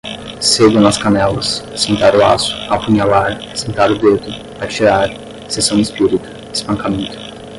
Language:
Portuguese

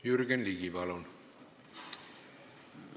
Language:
Estonian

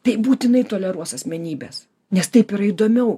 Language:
Lithuanian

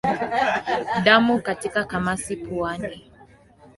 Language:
Swahili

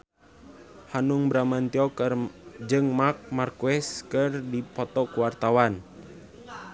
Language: Sundanese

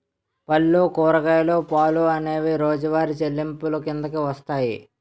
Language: Telugu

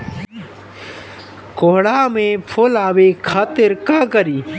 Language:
Bhojpuri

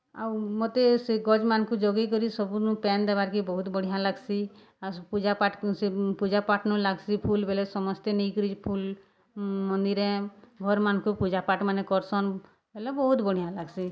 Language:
Odia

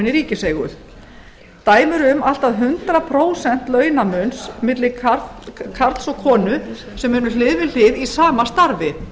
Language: Icelandic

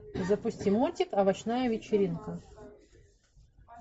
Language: Russian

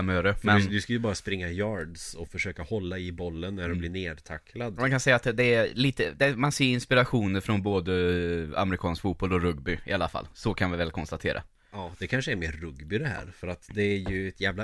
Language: Swedish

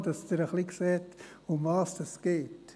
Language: Swiss German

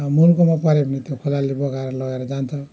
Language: Nepali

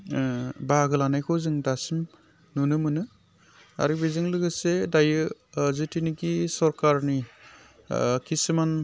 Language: Bodo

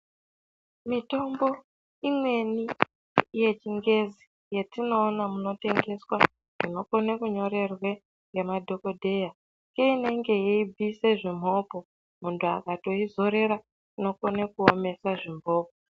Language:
Ndau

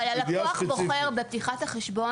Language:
Hebrew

